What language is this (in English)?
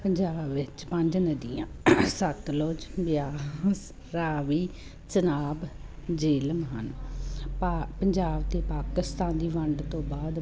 Punjabi